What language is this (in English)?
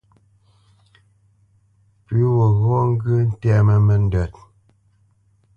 Bamenyam